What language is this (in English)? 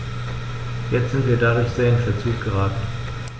German